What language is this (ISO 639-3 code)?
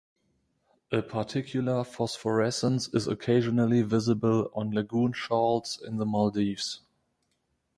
eng